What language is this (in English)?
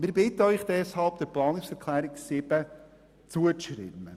Swiss German